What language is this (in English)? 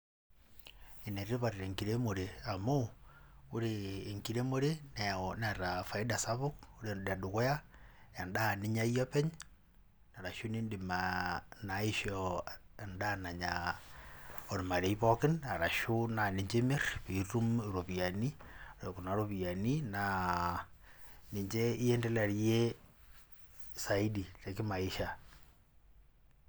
Masai